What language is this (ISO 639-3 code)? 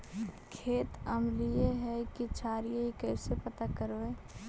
mag